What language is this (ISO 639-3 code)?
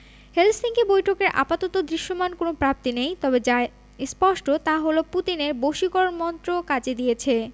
ben